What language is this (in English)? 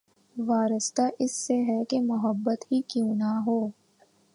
Urdu